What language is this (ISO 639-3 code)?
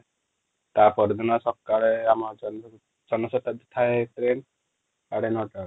ori